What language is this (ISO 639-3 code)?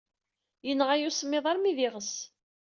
kab